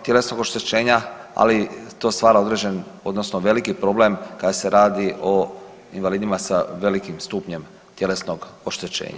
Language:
Croatian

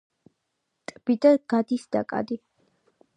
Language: Georgian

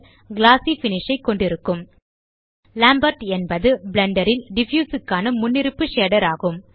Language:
Tamil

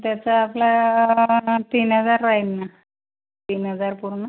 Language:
Marathi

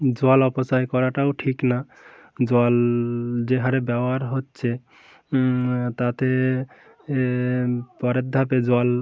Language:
Bangla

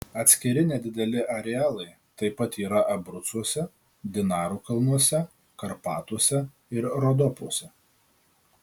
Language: Lithuanian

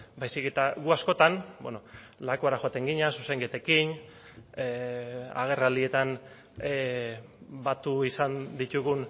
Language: Basque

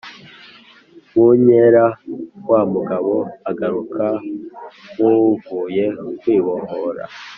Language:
Kinyarwanda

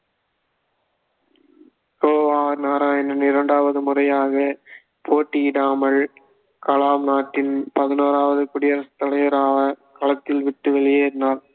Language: Tamil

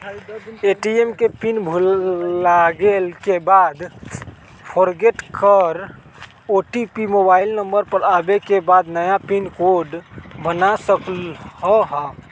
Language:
Magahi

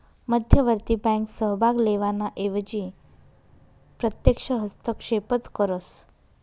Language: Marathi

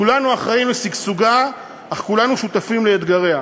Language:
Hebrew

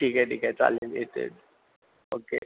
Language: Marathi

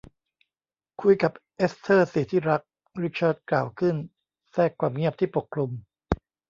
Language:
Thai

